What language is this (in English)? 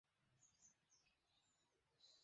Bangla